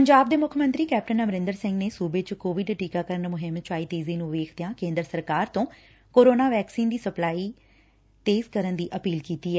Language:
Punjabi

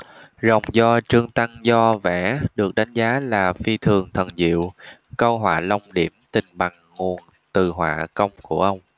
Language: Vietnamese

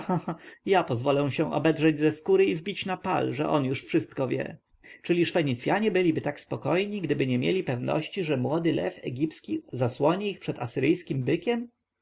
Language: Polish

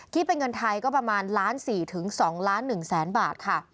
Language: Thai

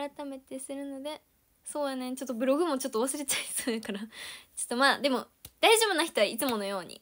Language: Japanese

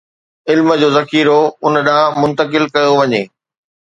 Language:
Sindhi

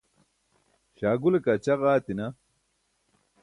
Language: Burushaski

